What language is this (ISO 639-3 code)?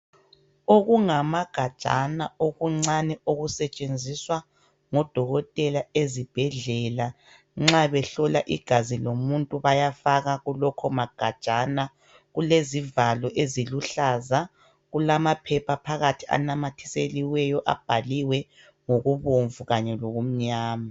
nde